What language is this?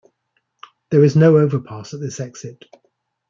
English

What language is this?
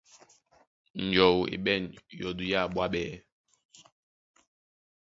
Duala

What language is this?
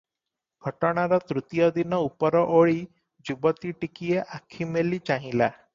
Odia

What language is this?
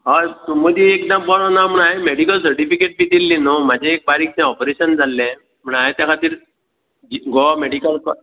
Konkani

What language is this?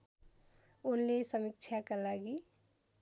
Nepali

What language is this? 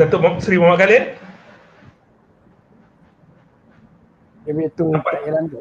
Malay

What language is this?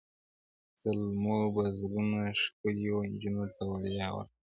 Pashto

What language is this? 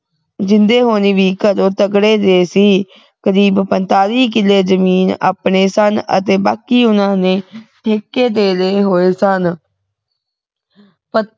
Punjabi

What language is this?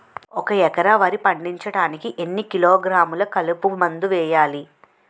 Telugu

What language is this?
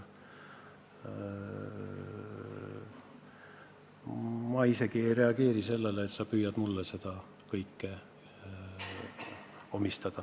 Estonian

